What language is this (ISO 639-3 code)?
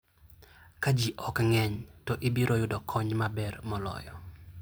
luo